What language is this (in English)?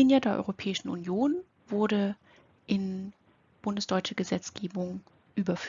German